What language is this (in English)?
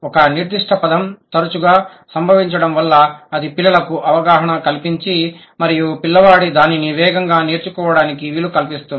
Telugu